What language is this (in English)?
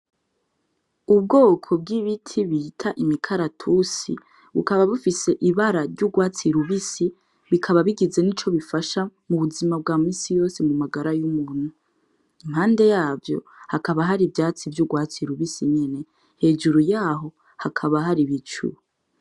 Rundi